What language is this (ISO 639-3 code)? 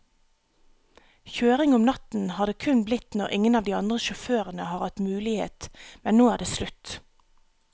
nor